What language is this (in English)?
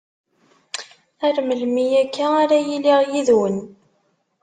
Kabyle